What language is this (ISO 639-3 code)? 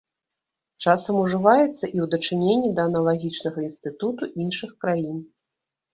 bel